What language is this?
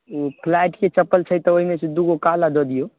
Maithili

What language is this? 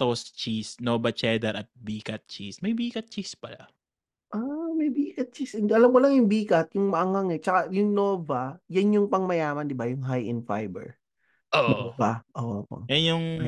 Filipino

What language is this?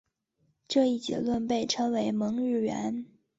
Chinese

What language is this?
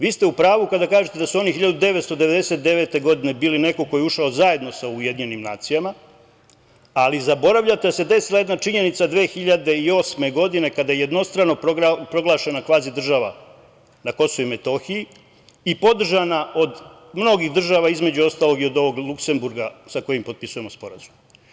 Serbian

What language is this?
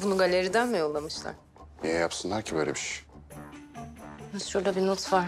Turkish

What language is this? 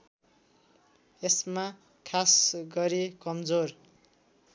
Nepali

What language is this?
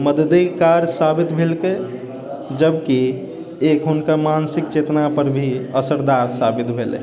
Maithili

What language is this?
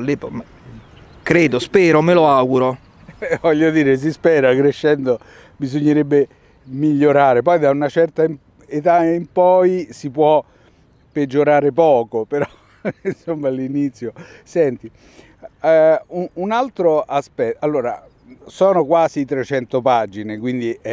Italian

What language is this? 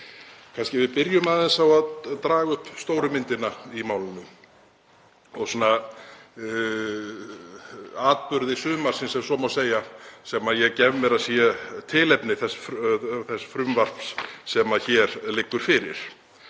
Icelandic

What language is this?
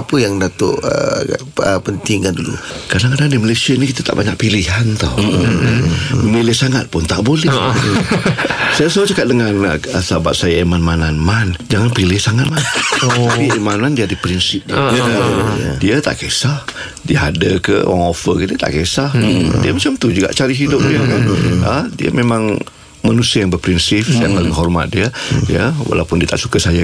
Malay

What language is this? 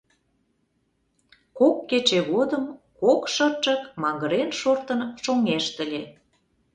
Mari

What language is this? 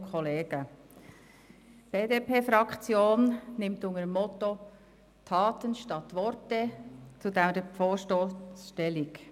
Swiss German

